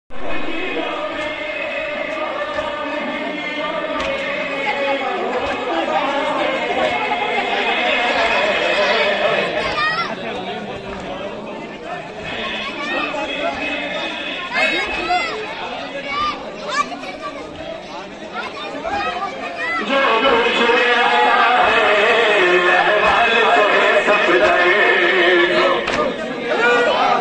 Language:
Arabic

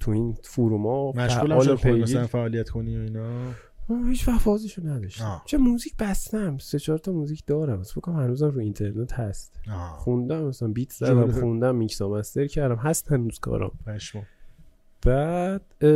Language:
Persian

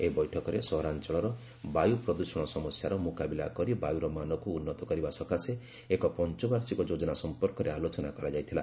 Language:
Odia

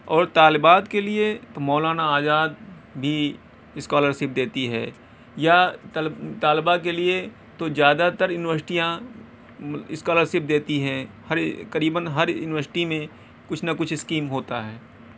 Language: Urdu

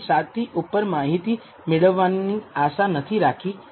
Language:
Gujarati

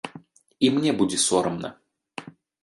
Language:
Belarusian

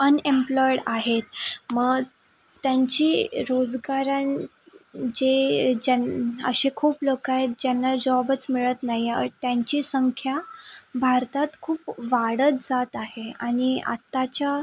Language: Marathi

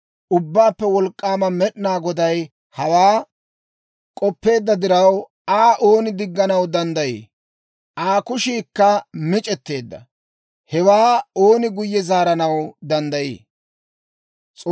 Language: Dawro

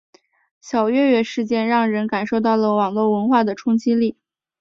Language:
Chinese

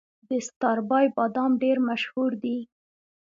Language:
Pashto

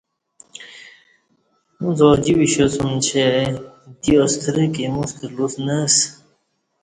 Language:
Kati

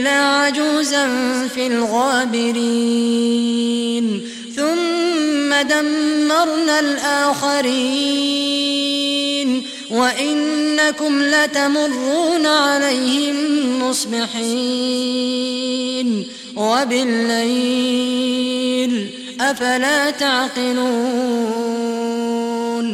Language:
Arabic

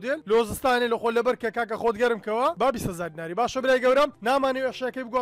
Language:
Arabic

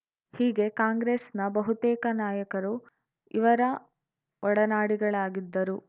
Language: Kannada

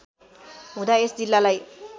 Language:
Nepali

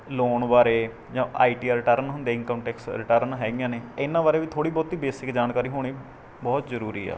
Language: Punjabi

